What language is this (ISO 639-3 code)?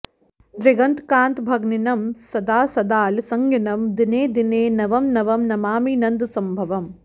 san